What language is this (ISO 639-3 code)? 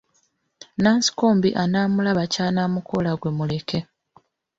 lug